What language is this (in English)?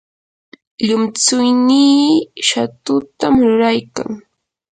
Yanahuanca Pasco Quechua